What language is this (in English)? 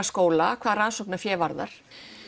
Icelandic